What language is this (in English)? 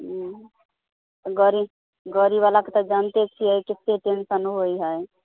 Maithili